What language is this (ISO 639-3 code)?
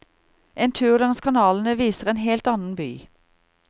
nor